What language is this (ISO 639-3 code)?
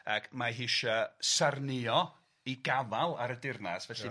cym